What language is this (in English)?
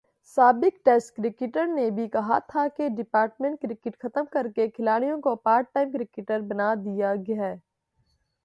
Urdu